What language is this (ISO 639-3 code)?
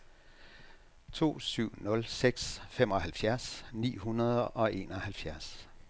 dan